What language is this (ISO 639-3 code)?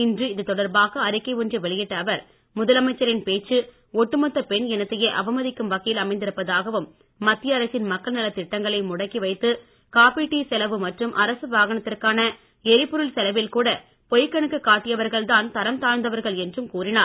tam